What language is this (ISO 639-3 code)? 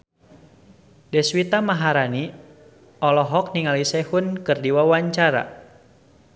sun